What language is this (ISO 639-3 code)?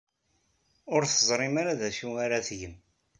kab